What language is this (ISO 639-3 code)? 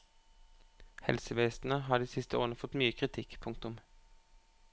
nor